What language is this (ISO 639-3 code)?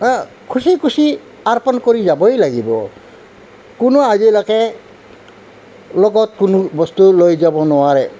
asm